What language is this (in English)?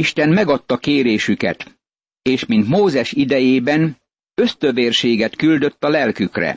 Hungarian